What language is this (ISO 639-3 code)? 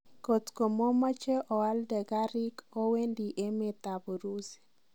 kln